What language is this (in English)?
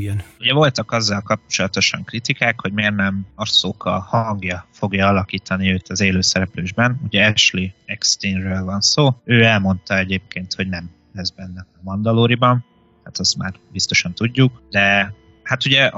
Hungarian